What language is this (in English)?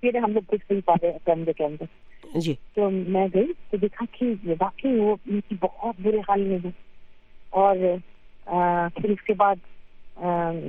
Urdu